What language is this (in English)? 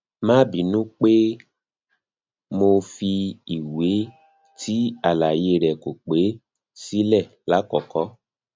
Yoruba